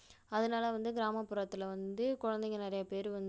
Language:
Tamil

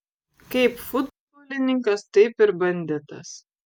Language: Lithuanian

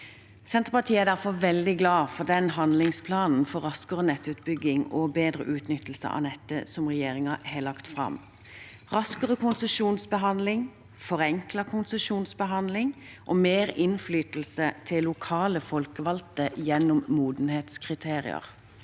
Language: Norwegian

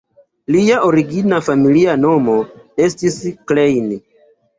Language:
Esperanto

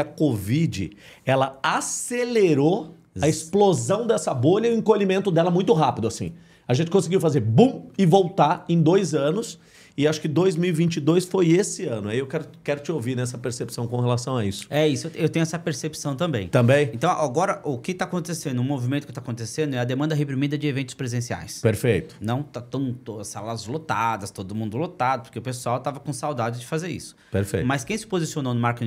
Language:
Portuguese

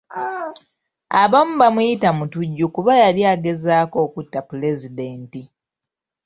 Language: Ganda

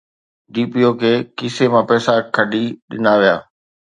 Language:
Sindhi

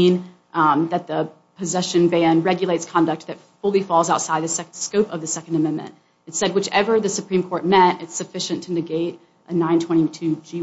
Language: English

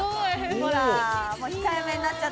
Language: Japanese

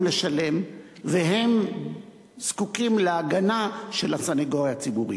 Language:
Hebrew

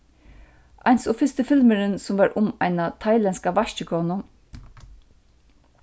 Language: Faroese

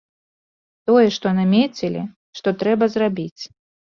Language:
Belarusian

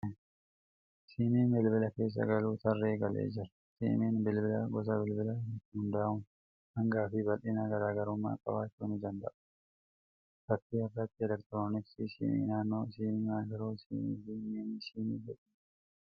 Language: Oromo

